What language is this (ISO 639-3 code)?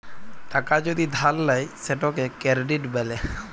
ben